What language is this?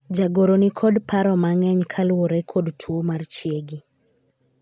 Luo (Kenya and Tanzania)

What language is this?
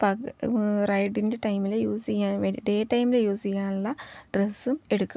Malayalam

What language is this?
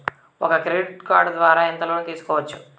Telugu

